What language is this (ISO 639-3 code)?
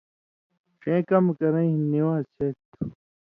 mvy